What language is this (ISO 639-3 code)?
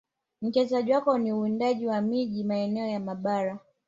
swa